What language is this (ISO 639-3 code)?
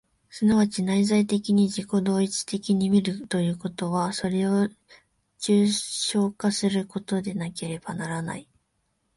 jpn